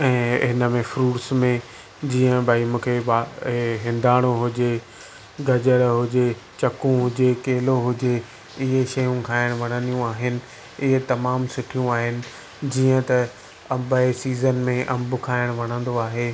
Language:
Sindhi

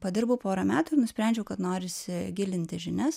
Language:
Lithuanian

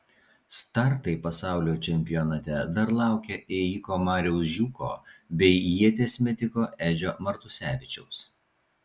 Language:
Lithuanian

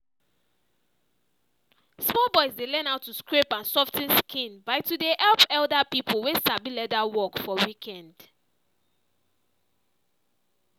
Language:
Nigerian Pidgin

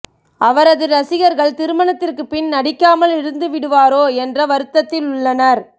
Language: Tamil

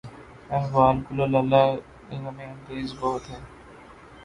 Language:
Urdu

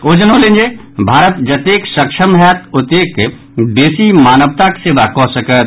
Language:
Maithili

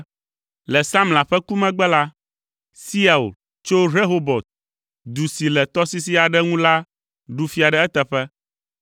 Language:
Ewe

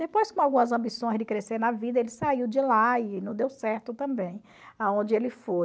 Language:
Portuguese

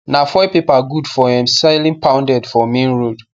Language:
Nigerian Pidgin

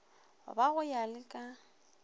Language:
Northern Sotho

